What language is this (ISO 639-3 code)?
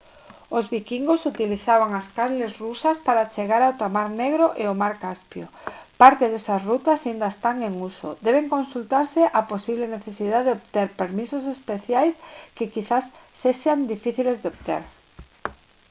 glg